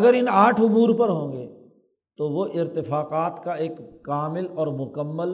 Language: Urdu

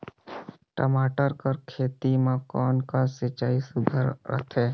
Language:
Chhattisgarhi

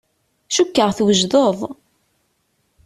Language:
Kabyle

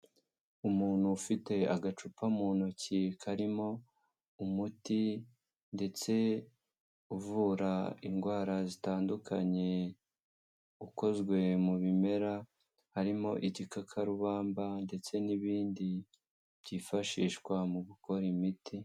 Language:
Kinyarwanda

